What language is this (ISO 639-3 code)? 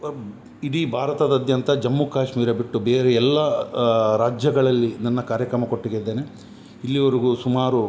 kan